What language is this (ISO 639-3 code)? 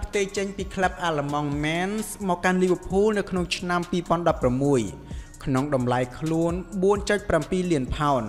tha